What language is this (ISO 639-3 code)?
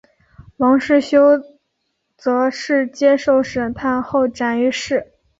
zho